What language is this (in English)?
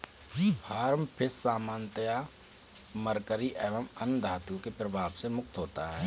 Hindi